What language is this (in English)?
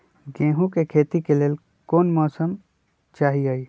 Magahi